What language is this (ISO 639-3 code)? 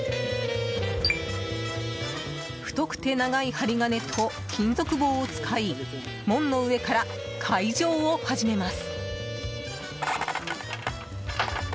jpn